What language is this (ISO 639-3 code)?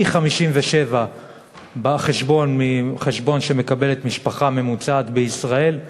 heb